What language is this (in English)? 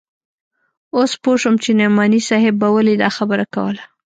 Pashto